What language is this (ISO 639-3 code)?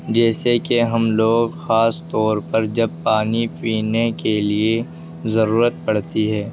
urd